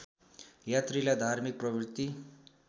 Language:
Nepali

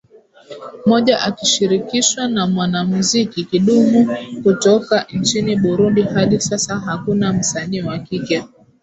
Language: Swahili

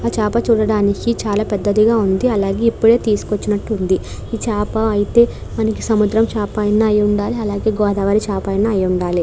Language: Telugu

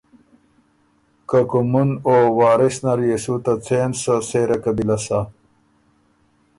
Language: Ormuri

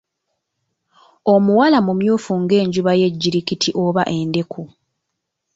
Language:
Ganda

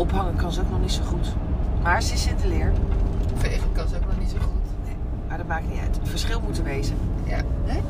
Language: Dutch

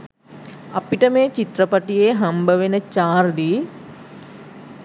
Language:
Sinhala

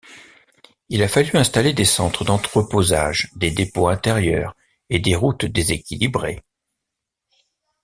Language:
French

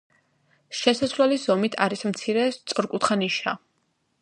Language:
Georgian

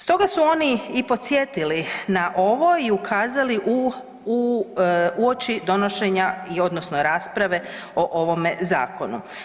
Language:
Croatian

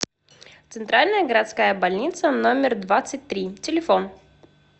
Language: Russian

